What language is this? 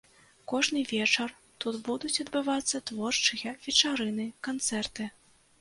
Belarusian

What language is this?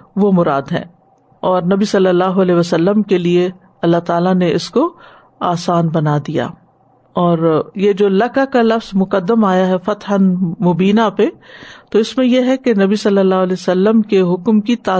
Urdu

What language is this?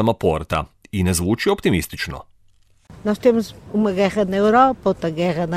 Croatian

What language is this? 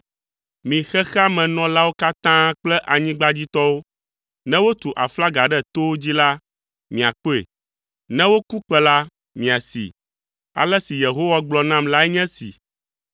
Ewe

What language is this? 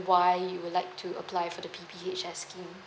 English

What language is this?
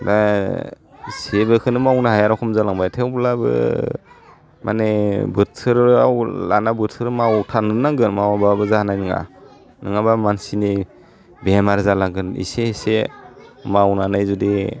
Bodo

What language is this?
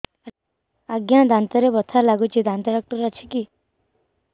Odia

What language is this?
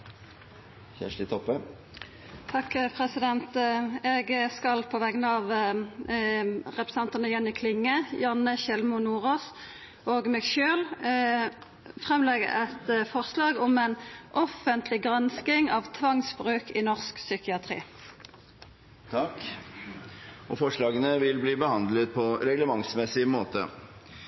Norwegian Nynorsk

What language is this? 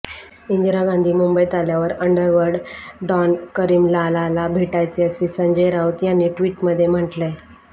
Marathi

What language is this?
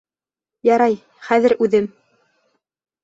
Bashkir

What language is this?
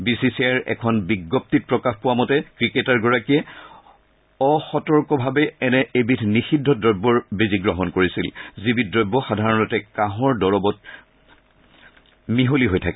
Assamese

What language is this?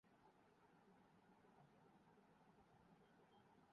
Urdu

